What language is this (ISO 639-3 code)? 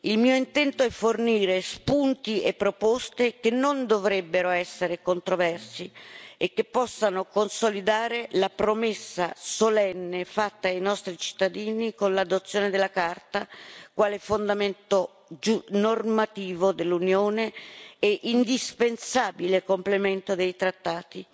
ita